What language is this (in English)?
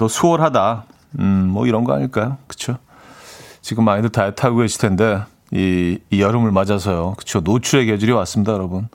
Korean